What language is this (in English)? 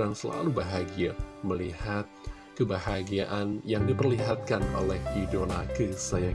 Indonesian